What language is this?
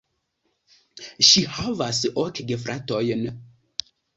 Esperanto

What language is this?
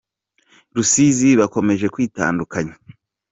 Kinyarwanda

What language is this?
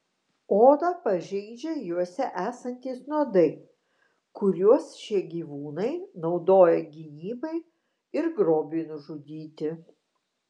Lithuanian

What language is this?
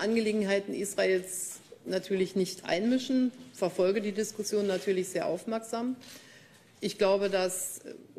German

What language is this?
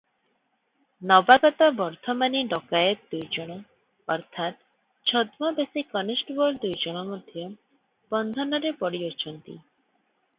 Odia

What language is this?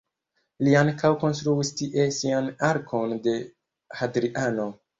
Esperanto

